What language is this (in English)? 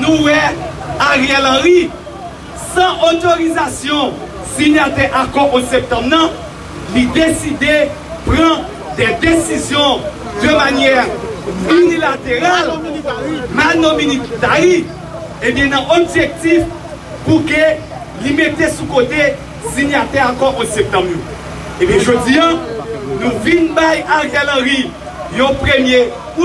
French